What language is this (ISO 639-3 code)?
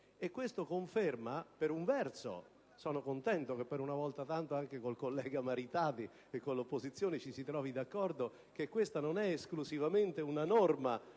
ita